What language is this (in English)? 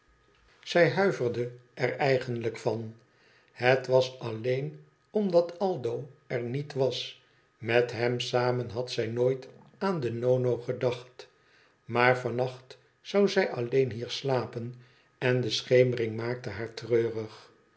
Dutch